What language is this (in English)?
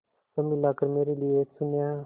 Hindi